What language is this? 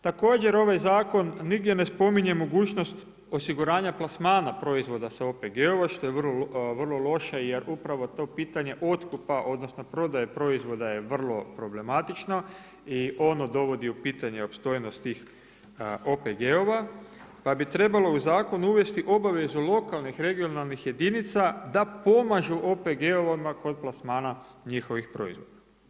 Croatian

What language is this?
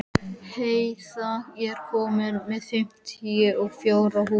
Icelandic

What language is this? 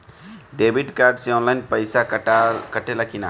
Bhojpuri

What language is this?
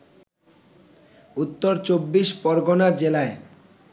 Bangla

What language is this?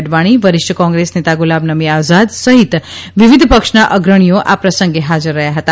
Gujarati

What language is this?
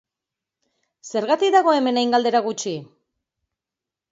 Basque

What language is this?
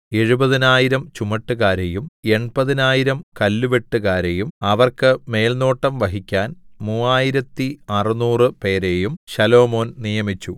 Malayalam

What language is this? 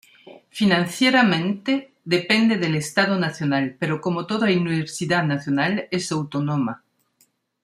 Spanish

